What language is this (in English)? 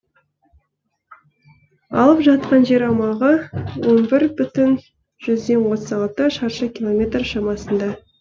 Kazakh